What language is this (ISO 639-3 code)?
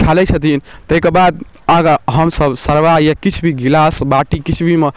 mai